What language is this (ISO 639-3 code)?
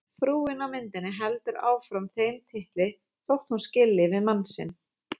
isl